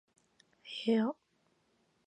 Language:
Japanese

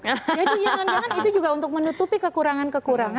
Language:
Indonesian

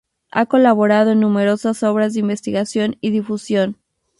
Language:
Spanish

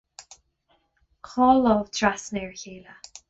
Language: Irish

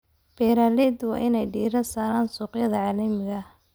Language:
Somali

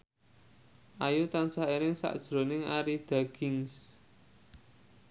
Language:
Javanese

